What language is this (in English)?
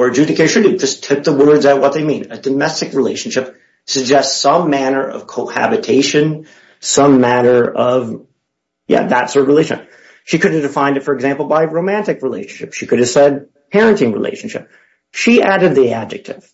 English